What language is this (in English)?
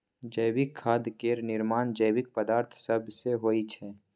Maithili